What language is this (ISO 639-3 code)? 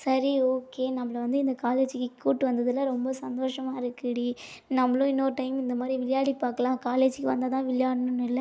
tam